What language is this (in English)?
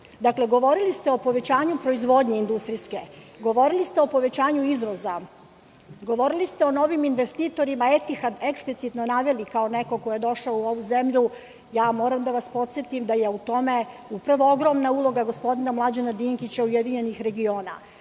Serbian